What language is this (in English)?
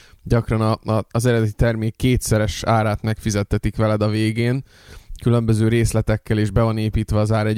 Hungarian